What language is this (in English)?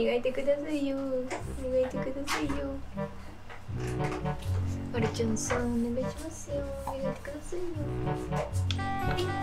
Japanese